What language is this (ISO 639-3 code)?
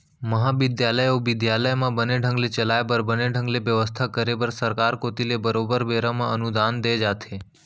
hne